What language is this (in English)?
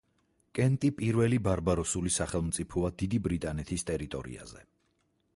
Georgian